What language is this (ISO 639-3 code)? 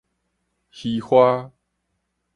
nan